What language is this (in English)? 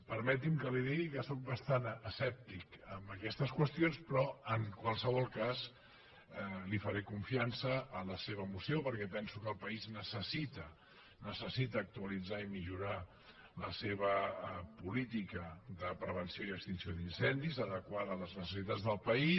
Catalan